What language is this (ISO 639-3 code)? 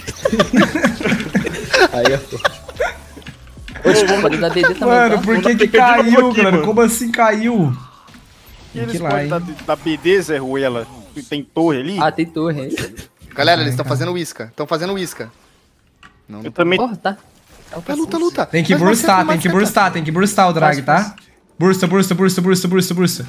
por